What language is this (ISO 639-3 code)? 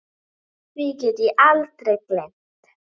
isl